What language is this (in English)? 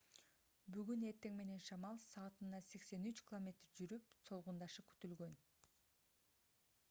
Kyrgyz